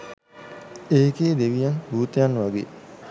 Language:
Sinhala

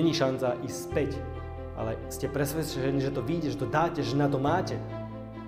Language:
Slovak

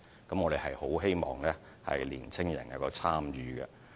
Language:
Cantonese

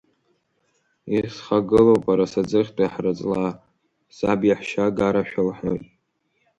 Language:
Abkhazian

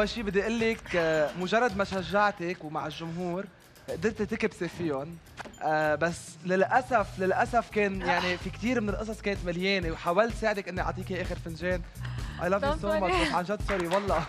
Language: Arabic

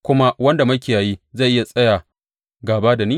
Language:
Hausa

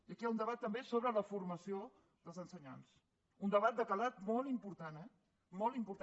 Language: Catalan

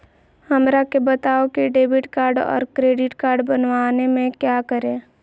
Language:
Magahi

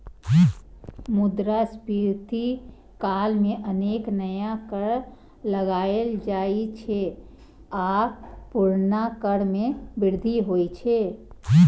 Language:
Maithili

